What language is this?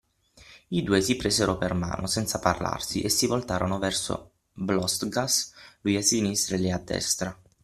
Italian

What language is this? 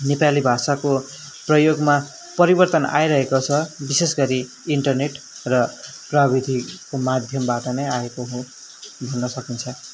Nepali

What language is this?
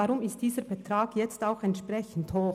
Swiss German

